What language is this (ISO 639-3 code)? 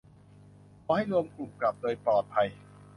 tha